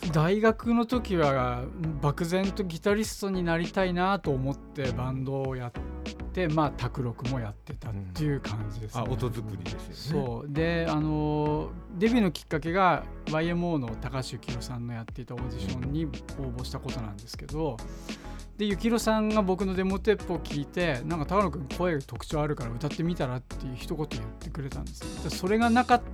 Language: Japanese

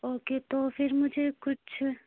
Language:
Urdu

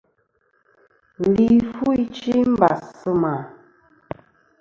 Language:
Kom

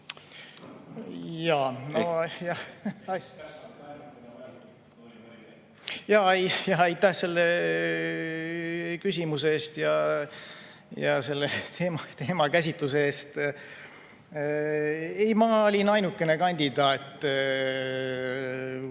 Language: Estonian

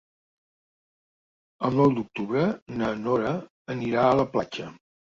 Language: Catalan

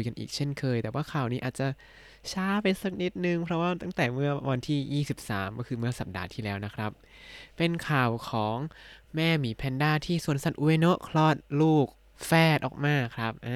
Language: Thai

